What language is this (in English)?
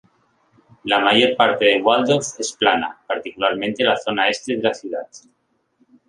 Spanish